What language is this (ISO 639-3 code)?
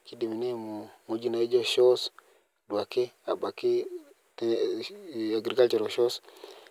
mas